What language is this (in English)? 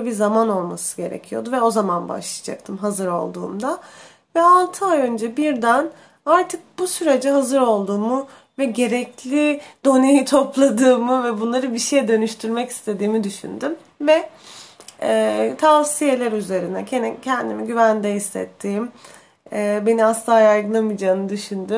Turkish